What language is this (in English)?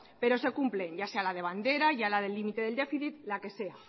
Spanish